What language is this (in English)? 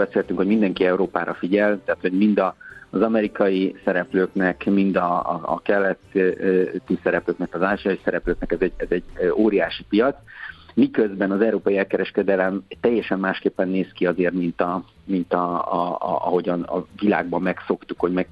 Hungarian